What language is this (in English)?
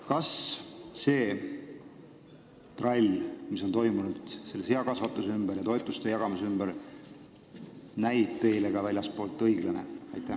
Estonian